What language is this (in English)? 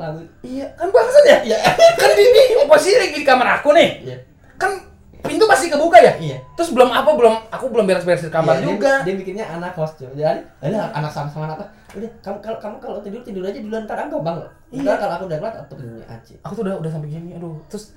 Indonesian